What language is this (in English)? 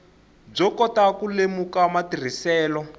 Tsonga